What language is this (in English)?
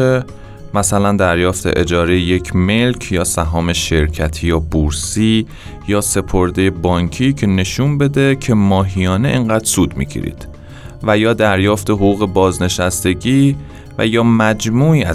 Persian